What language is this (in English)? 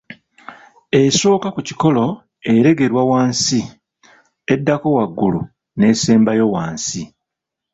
Ganda